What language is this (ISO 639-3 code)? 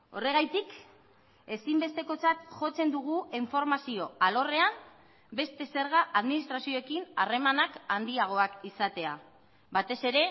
eus